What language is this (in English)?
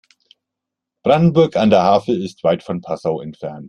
German